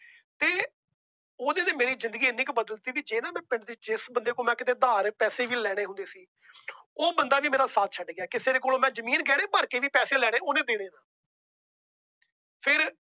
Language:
Punjabi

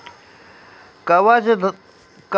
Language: Maithili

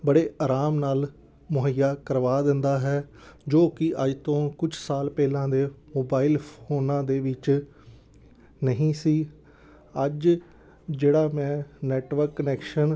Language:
Punjabi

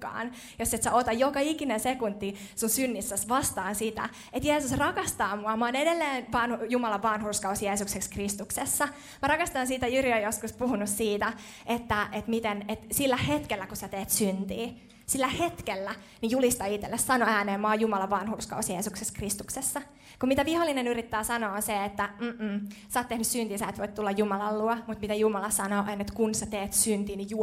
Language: Finnish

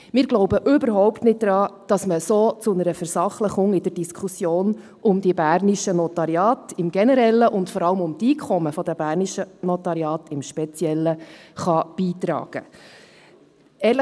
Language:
Swiss German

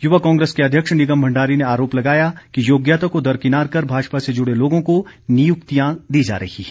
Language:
Hindi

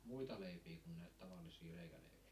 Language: Finnish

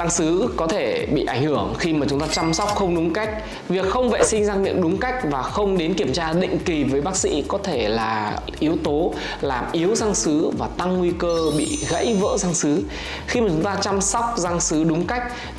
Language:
Vietnamese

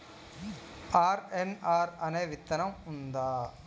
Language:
Telugu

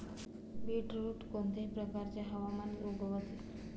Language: Marathi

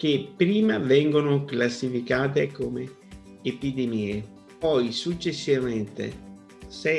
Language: Italian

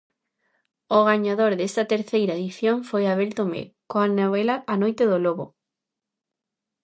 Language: Galician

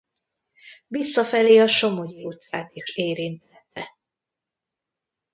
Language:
Hungarian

